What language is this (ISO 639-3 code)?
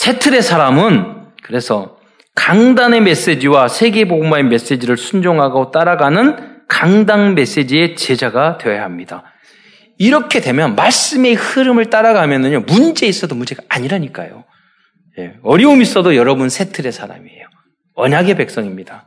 kor